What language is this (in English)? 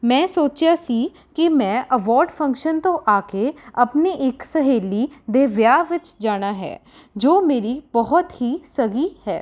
Punjabi